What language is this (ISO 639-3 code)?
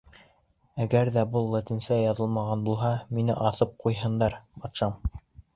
bak